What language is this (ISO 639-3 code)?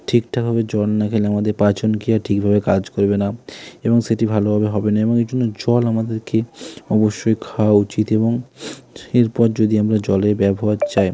ben